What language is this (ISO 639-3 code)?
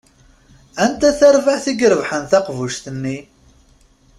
kab